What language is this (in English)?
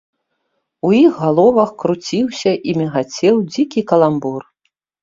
Belarusian